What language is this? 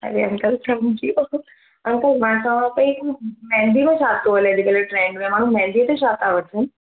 Sindhi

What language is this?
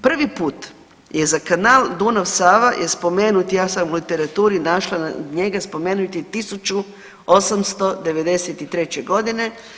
Croatian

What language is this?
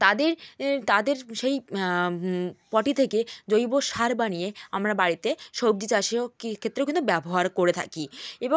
Bangla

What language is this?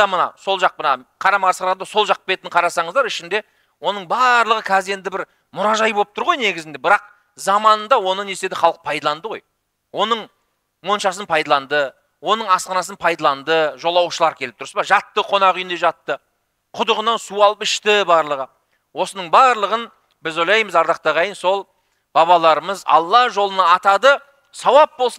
Turkish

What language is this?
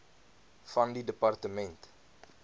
Afrikaans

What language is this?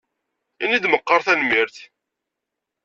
Kabyle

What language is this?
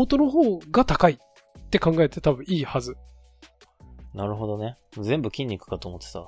Japanese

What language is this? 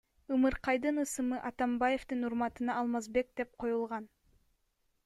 Kyrgyz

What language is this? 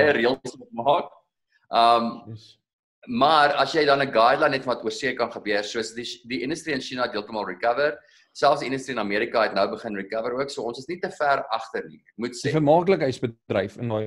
Dutch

